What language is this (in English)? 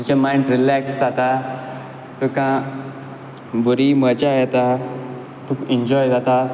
Konkani